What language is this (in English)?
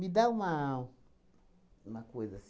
Portuguese